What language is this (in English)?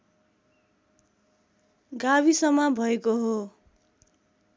Nepali